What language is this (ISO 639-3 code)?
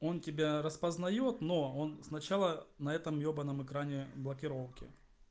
rus